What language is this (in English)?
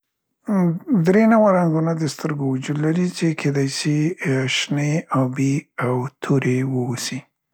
Central Pashto